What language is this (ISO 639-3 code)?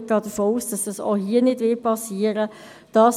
gsw